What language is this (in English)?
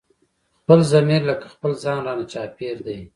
Pashto